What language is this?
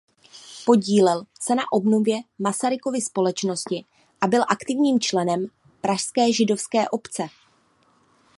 Czech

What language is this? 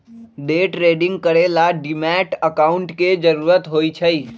Magahi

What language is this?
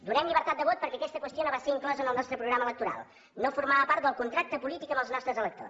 Catalan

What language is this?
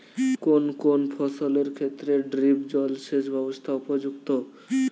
Bangla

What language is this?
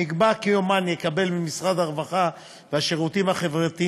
Hebrew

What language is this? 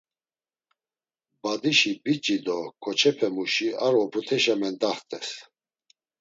Laz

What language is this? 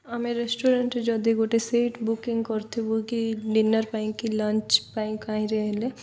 Odia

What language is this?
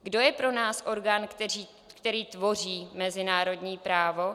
Czech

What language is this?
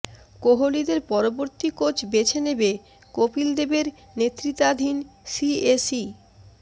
Bangla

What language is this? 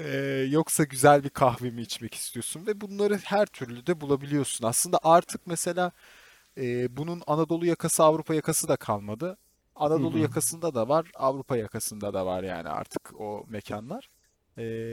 Turkish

